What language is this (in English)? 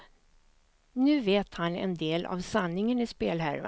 Swedish